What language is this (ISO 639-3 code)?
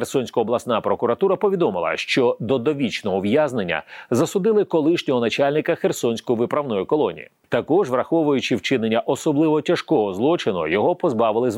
ukr